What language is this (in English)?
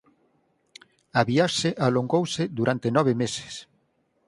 Galician